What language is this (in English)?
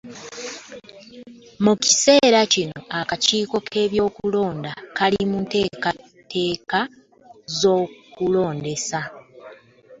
Ganda